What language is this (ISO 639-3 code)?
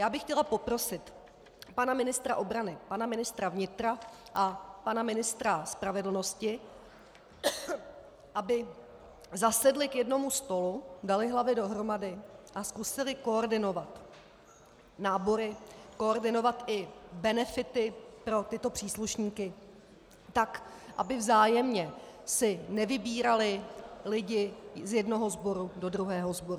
ces